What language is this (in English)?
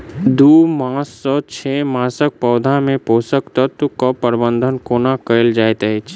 Maithili